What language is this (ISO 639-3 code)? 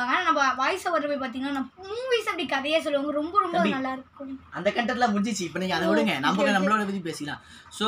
kor